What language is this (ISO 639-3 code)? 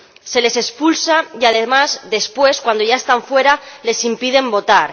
spa